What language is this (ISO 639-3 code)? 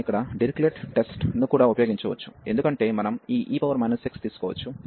tel